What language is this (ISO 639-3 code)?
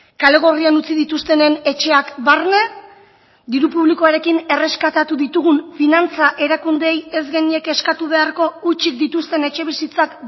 eus